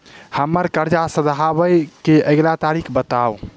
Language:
Maithili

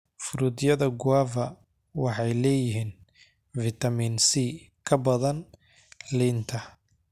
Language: Somali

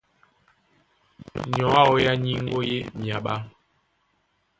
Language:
Duala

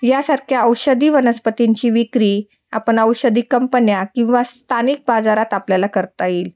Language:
Marathi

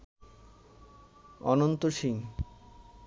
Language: Bangla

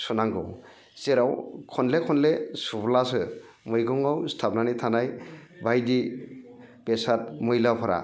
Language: Bodo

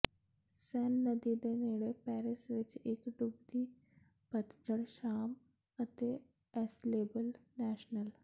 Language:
Punjabi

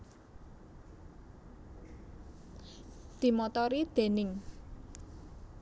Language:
Javanese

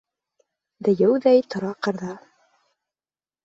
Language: Bashkir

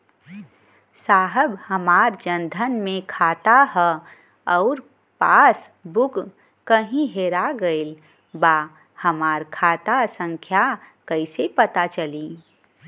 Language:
Bhojpuri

